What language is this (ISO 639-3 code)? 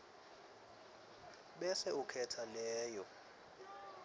ssw